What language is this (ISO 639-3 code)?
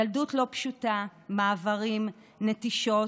heb